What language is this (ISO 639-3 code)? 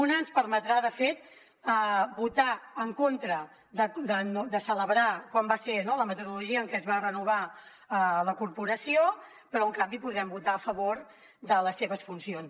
cat